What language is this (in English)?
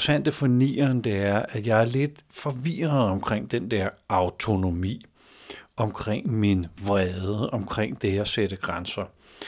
Danish